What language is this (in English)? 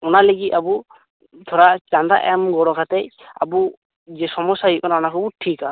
Santali